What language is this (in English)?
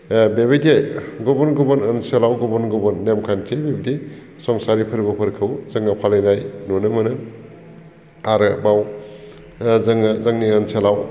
Bodo